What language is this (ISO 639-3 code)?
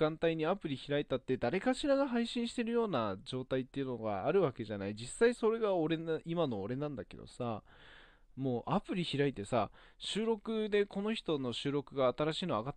jpn